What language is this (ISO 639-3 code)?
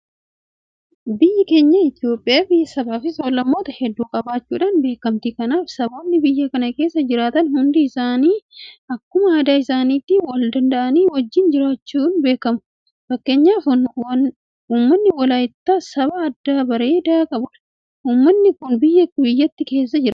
orm